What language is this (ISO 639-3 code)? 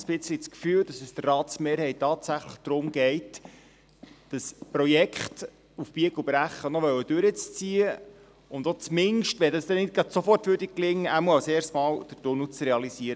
gsw